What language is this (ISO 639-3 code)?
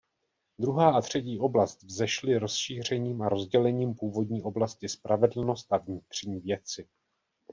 ces